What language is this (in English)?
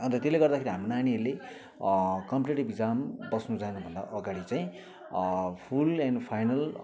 Nepali